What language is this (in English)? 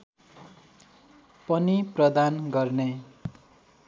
Nepali